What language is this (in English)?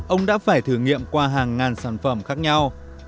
Vietnamese